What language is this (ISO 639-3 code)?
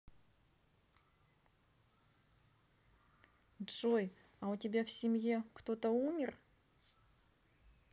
rus